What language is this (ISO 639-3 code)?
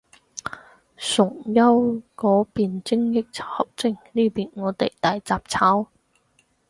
yue